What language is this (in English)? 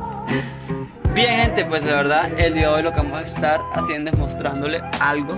Spanish